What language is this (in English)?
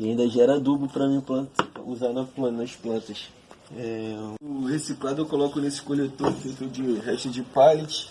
Portuguese